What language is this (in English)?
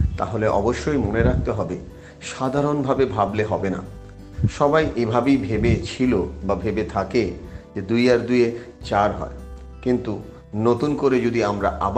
Bangla